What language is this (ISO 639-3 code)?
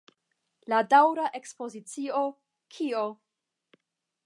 epo